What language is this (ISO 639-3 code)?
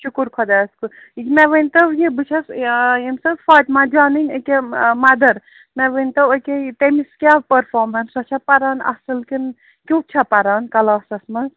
kas